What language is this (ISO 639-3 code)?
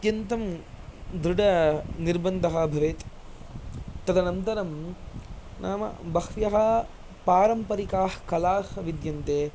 san